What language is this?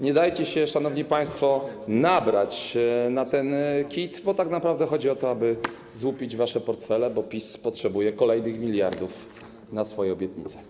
Polish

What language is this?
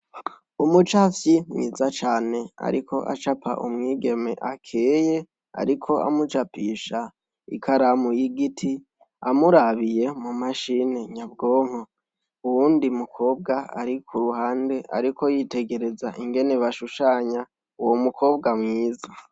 Rundi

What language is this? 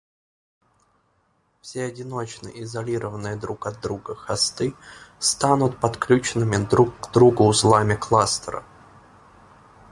Russian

